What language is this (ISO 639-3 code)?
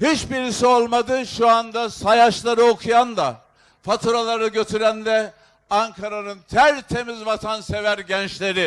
tur